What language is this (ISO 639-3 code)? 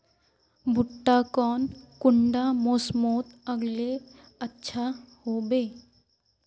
mag